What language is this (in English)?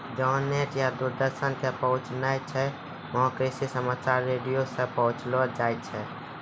Maithili